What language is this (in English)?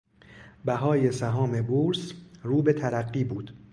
Persian